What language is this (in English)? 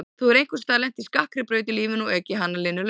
Icelandic